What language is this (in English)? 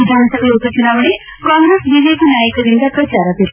Kannada